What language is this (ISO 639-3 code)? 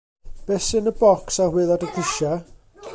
cym